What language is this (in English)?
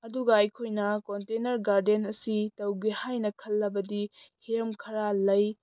Manipuri